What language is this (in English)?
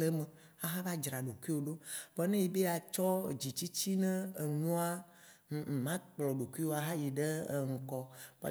Waci Gbe